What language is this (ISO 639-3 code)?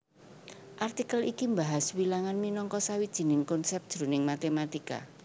jav